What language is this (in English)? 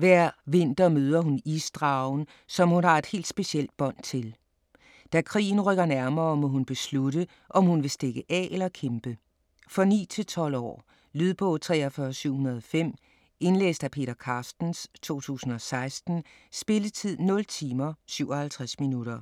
Danish